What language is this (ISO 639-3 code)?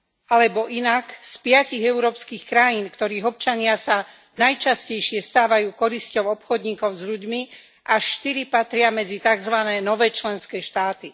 slk